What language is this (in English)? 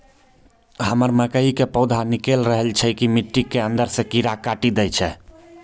Maithili